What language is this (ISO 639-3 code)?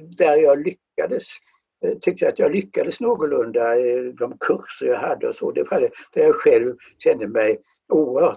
swe